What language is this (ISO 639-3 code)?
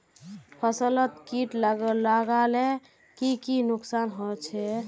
mag